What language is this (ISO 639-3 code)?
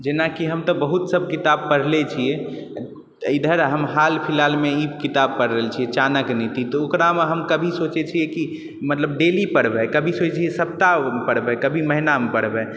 mai